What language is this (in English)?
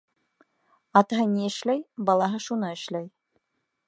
Bashkir